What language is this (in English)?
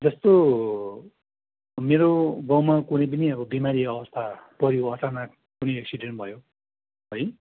Nepali